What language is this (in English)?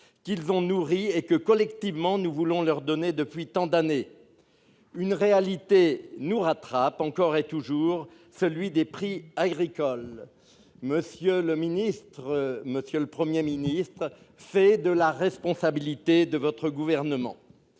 French